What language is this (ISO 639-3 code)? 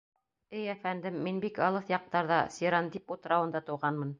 bak